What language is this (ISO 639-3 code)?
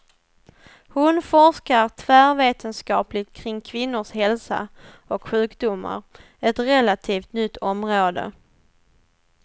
swe